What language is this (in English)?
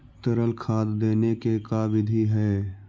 Magahi